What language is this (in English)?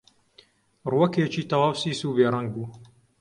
Central Kurdish